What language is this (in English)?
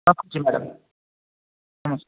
Odia